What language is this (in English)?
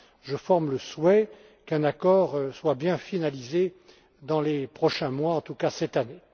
French